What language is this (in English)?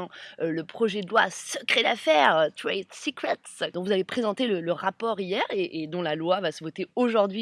French